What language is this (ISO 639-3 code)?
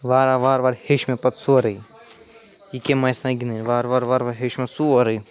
kas